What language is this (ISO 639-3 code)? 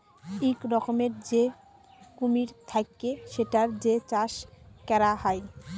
ben